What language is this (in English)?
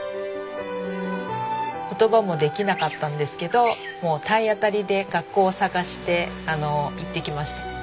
Japanese